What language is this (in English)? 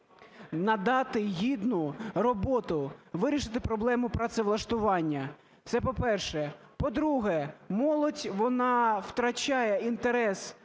Ukrainian